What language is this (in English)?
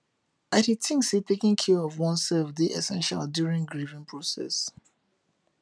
Nigerian Pidgin